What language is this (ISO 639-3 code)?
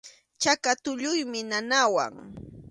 qxu